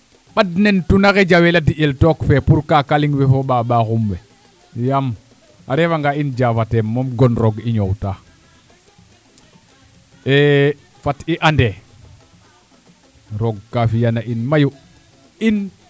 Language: Serer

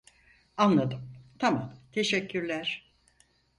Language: Turkish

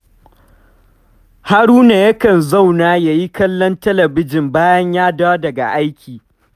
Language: Hausa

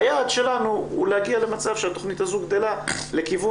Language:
Hebrew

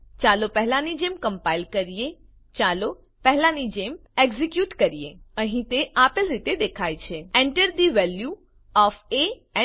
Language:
Gujarati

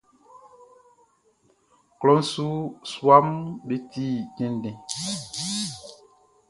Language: Baoulé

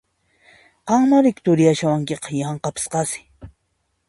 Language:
Puno Quechua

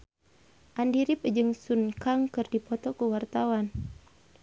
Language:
Sundanese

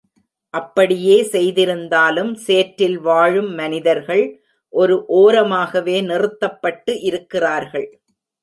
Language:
Tamil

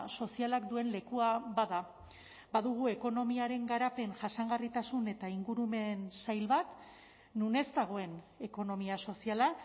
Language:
Basque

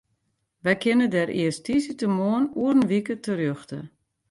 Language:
Western Frisian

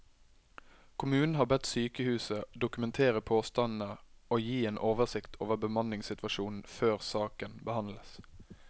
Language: Norwegian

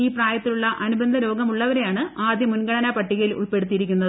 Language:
Malayalam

